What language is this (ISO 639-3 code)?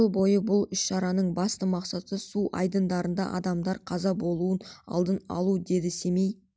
kaz